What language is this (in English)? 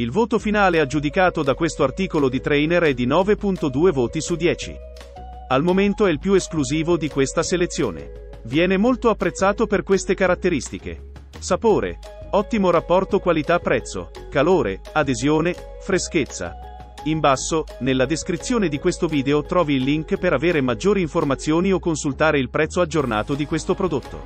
Italian